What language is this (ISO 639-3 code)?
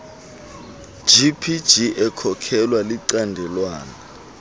xho